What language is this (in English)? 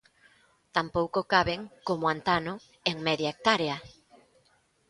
Galician